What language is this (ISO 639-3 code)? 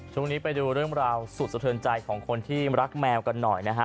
tha